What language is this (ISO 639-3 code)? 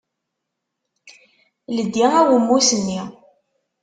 kab